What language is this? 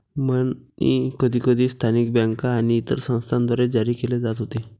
Marathi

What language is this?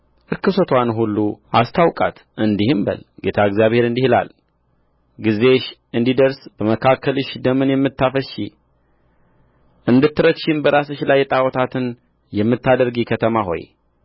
Amharic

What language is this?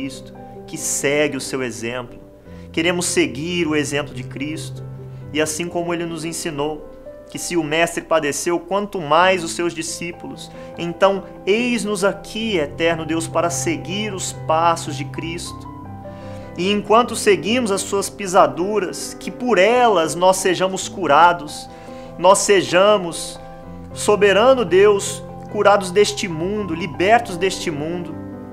Portuguese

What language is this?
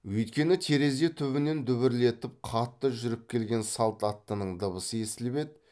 Kazakh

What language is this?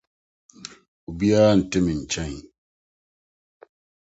Akan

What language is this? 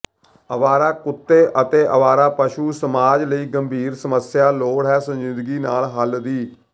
Punjabi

